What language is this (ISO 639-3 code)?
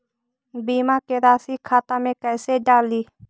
mag